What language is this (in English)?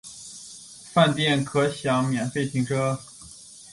Chinese